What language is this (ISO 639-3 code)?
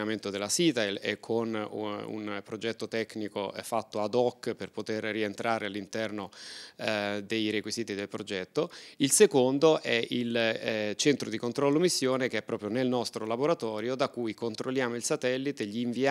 ita